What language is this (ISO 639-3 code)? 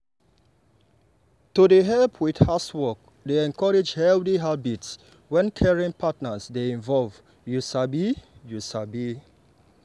pcm